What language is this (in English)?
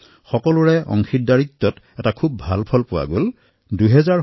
Assamese